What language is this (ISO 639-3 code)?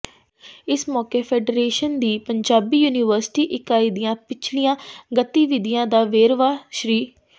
pan